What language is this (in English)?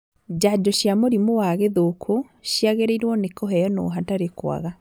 Kikuyu